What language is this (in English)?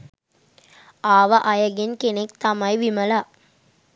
Sinhala